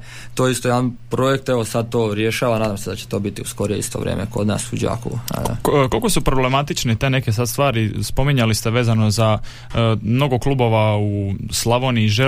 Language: Croatian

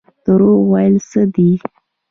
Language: Pashto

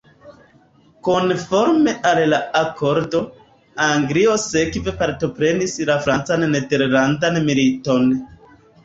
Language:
Esperanto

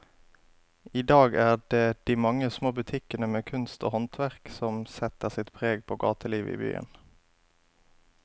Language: Norwegian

